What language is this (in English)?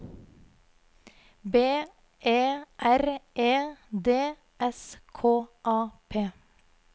Norwegian